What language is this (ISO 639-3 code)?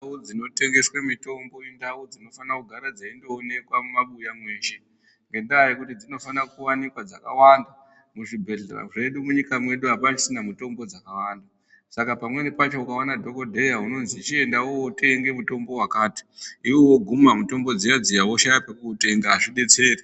ndc